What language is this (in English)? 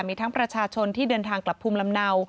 Thai